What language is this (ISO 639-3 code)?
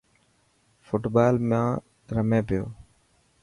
mki